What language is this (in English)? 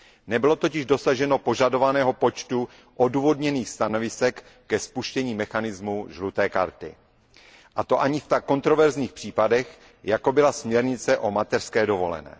Czech